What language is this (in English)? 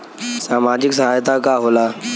Bhojpuri